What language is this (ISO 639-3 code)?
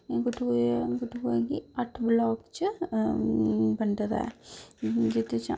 doi